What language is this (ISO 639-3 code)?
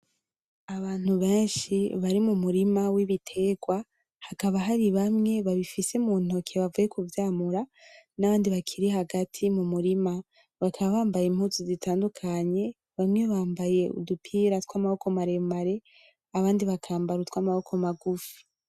run